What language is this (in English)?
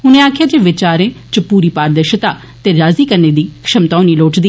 Dogri